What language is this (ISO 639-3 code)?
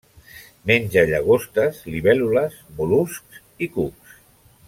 cat